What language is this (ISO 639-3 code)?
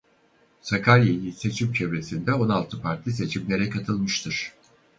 tur